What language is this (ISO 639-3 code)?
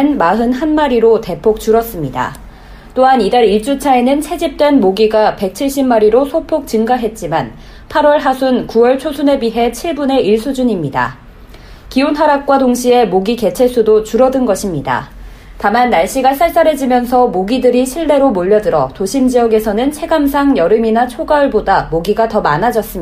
kor